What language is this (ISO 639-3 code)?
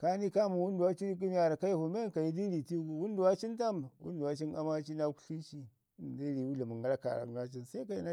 ngi